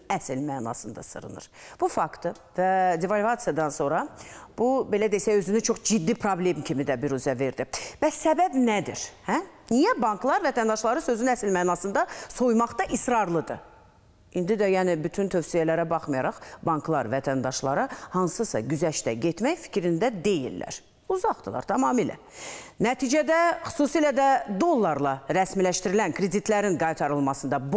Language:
Turkish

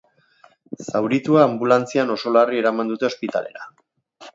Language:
Basque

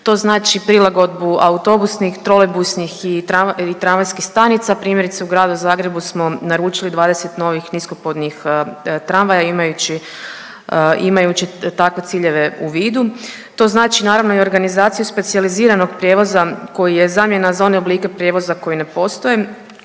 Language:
Croatian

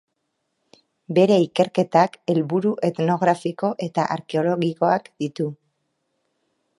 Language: Basque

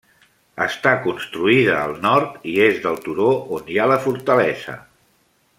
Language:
Catalan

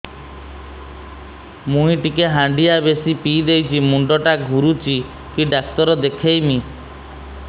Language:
Odia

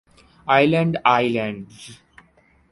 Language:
Urdu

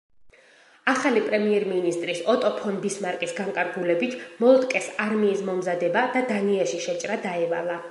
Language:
Georgian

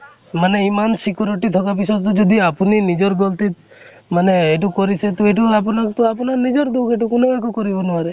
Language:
Assamese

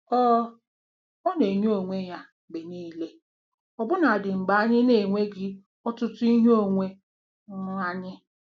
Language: Igbo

